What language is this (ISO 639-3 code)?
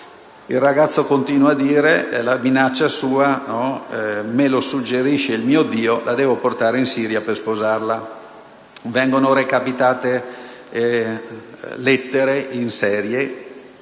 ita